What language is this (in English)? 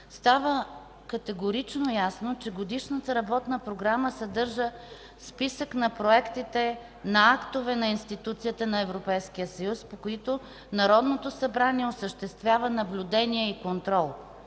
Bulgarian